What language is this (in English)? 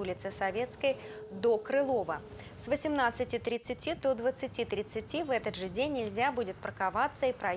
Russian